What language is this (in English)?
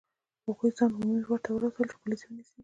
Pashto